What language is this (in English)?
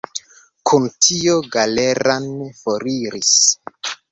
Esperanto